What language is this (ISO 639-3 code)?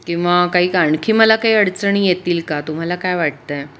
mar